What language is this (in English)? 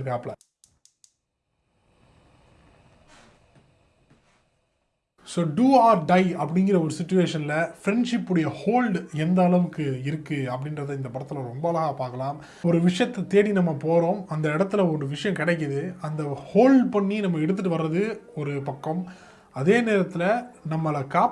Dutch